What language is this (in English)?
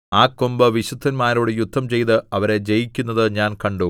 Malayalam